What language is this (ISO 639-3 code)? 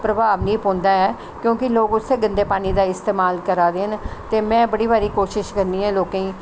doi